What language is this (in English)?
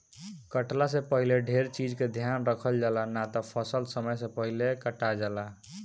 Bhojpuri